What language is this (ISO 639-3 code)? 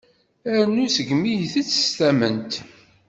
kab